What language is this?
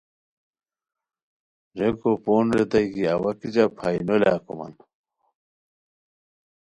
Khowar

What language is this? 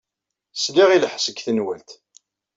Kabyle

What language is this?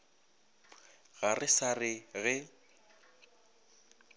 Northern Sotho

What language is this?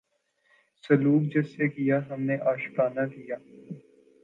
Urdu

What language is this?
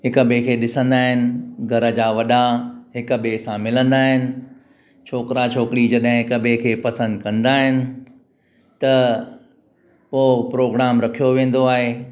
Sindhi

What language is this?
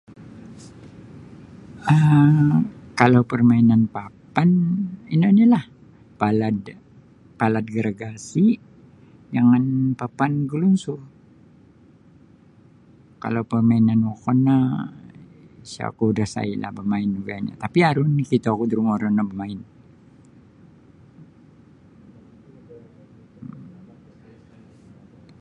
Sabah Bisaya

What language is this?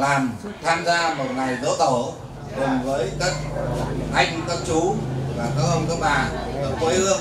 Vietnamese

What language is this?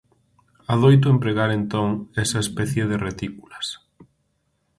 Galician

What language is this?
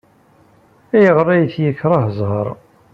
Kabyle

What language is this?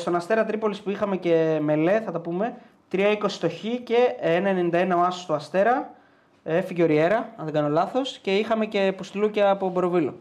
Greek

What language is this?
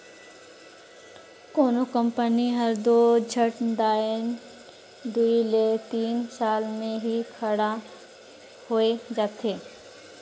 Chhattisgarhi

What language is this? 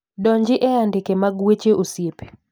Luo (Kenya and Tanzania)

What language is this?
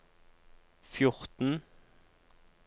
Norwegian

